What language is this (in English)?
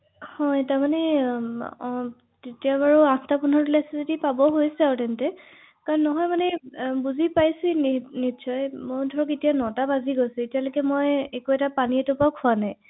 Assamese